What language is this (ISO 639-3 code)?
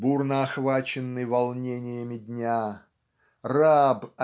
rus